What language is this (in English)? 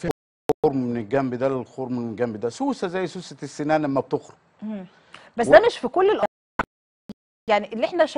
Arabic